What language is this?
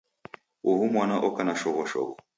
Taita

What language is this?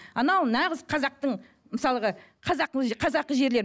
Kazakh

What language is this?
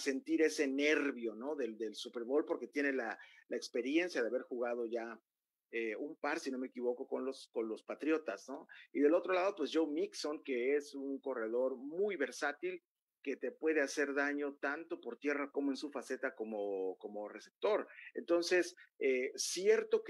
Spanish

